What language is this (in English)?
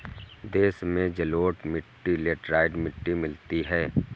Hindi